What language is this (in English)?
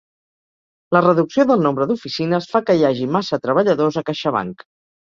Catalan